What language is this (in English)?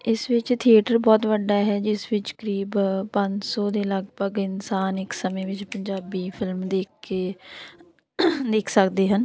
Punjabi